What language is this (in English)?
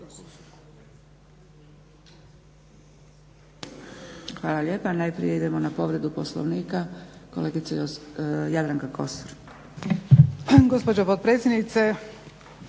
Croatian